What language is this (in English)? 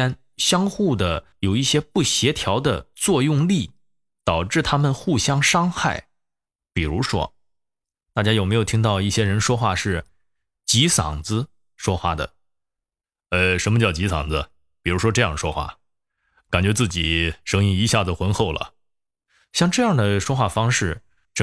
Chinese